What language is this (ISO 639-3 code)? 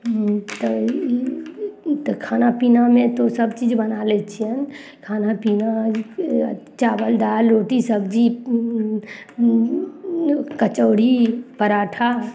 mai